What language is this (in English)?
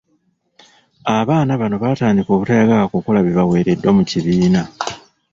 Ganda